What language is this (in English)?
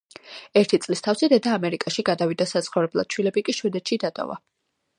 Georgian